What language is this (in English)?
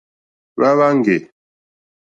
Mokpwe